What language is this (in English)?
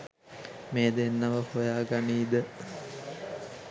Sinhala